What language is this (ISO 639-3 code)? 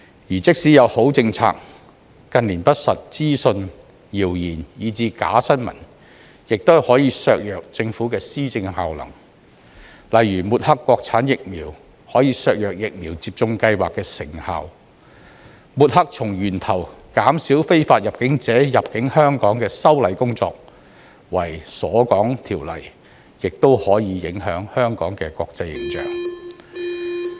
yue